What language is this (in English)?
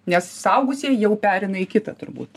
Lithuanian